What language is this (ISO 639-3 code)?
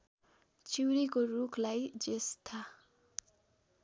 nep